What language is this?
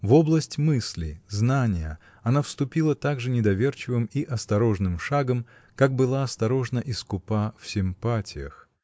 Russian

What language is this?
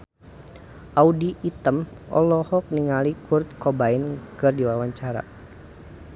Sundanese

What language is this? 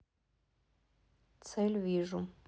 Russian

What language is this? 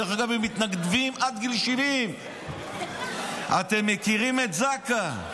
Hebrew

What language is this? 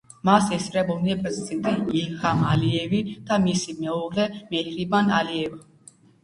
Georgian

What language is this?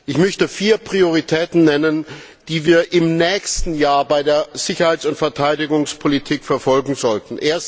German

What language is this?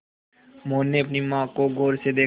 Hindi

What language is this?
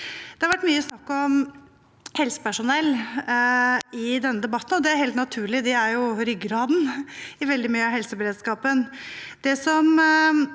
Norwegian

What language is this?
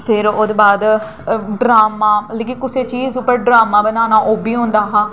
Dogri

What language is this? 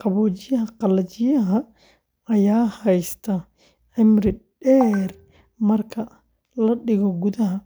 Somali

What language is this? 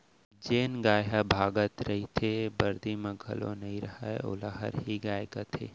Chhattisgarhi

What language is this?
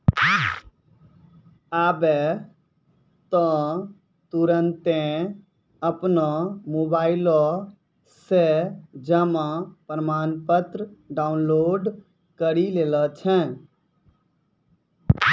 Maithili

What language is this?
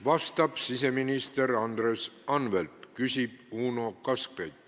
Estonian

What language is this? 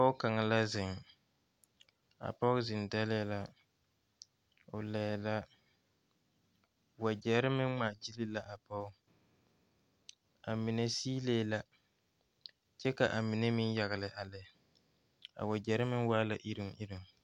Southern Dagaare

